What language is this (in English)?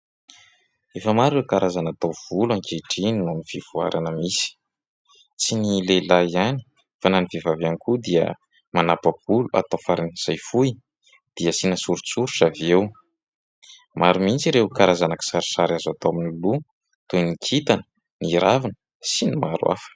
Malagasy